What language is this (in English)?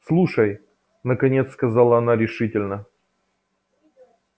Russian